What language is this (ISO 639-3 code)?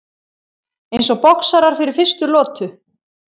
isl